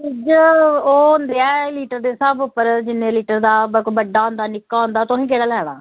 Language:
Dogri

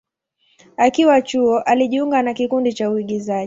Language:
Swahili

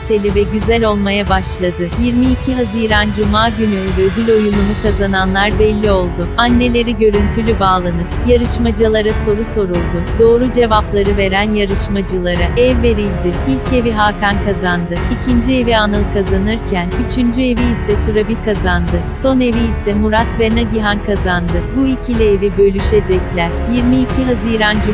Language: Turkish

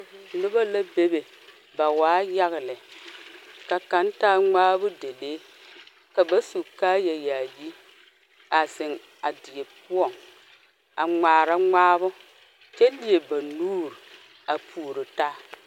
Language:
Southern Dagaare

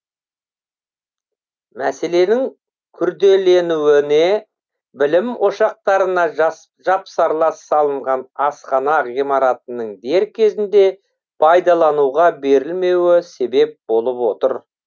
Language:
Kazakh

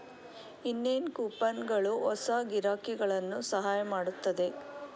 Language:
Kannada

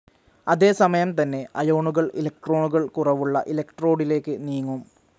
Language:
Malayalam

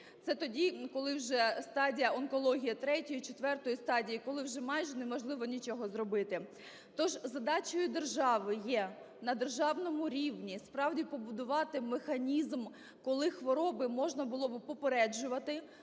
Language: Ukrainian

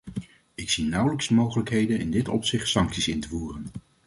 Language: Dutch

